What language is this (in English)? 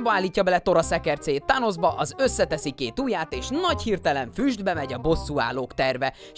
Hungarian